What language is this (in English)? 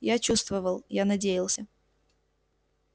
Russian